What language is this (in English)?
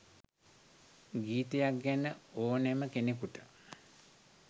Sinhala